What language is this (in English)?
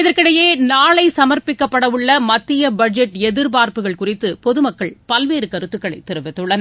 Tamil